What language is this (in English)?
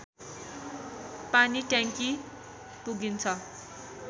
Nepali